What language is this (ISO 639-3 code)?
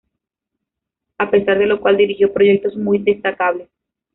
spa